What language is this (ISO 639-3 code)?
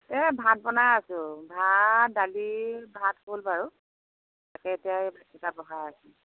asm